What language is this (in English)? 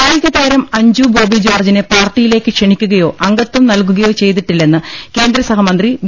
Malayalam